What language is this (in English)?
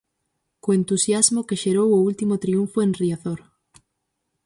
Galician